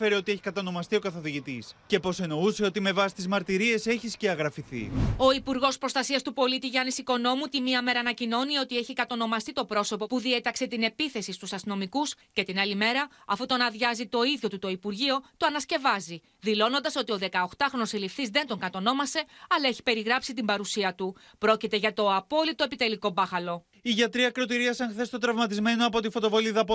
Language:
Greek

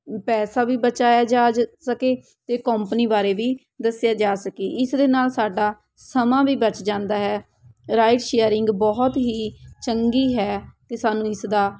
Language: Punjabi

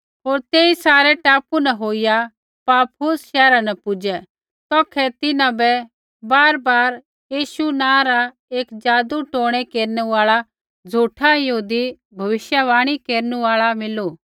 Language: Kullu Pahari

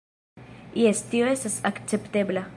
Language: Esperanto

